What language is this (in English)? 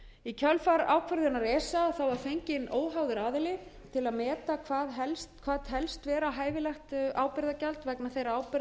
Icelandic